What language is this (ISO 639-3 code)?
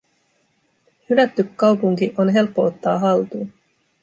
fin